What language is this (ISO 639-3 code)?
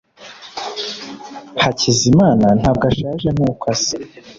kin